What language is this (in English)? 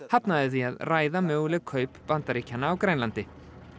Icelandic